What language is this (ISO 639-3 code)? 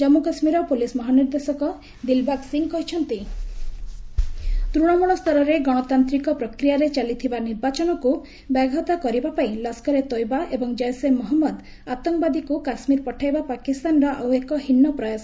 ori